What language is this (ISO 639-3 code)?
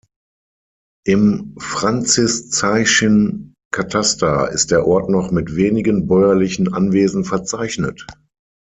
deu